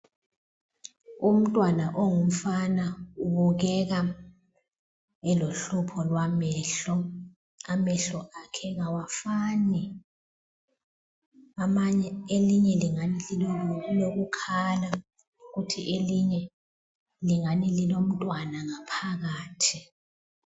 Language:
North Ndebele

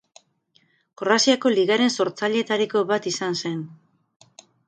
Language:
Basque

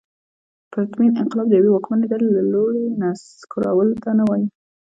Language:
Pashto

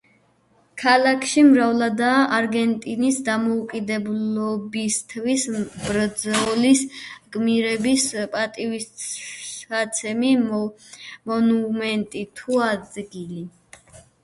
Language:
Georgian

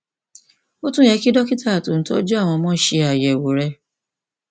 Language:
Yoruba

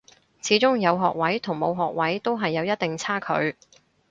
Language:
Cantonese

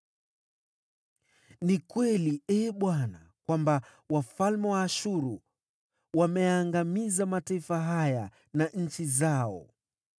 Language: Swahili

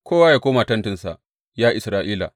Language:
Hausa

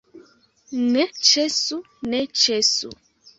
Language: Esperanto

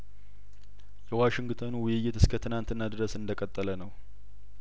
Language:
Amharic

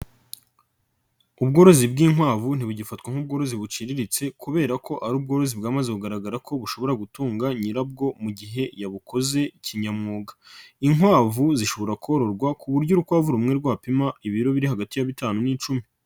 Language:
Kinyarwanda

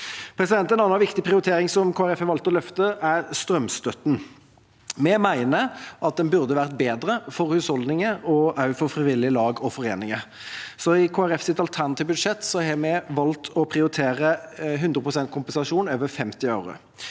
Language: Norwegian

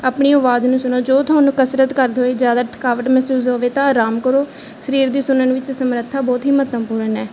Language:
Punjabi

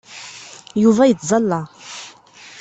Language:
Kabyle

